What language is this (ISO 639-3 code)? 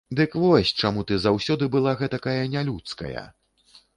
bel